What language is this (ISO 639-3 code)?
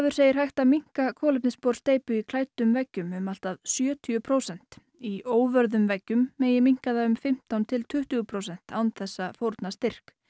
isl